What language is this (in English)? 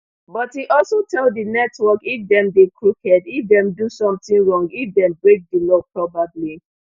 Nigerian Pidgin